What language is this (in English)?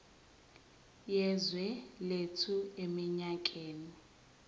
Zulu